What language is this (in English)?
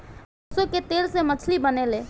Bhojpuri